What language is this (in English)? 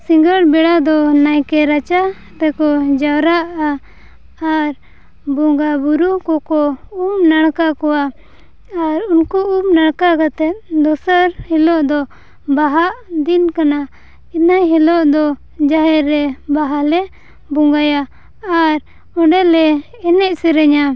Santali